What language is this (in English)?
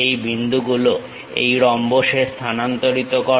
Bangla